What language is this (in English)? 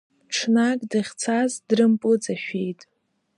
Abkhazian